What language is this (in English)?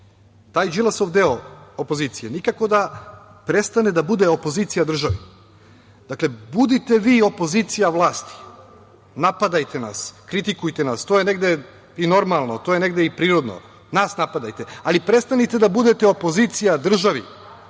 Serbian